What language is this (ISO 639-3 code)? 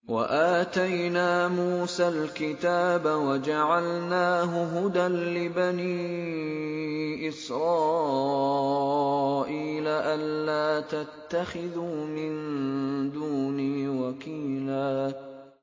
ara